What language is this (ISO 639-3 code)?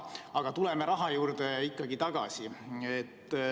est